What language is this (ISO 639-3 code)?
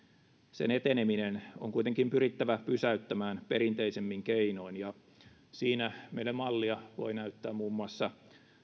fin